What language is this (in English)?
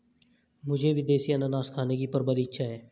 Hindi